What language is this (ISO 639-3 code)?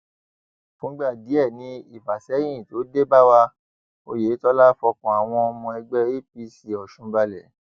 yor